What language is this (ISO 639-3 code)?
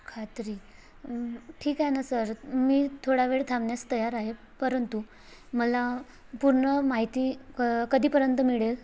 mar